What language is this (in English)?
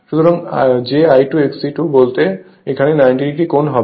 Bangla